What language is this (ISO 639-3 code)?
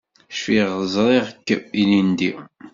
kab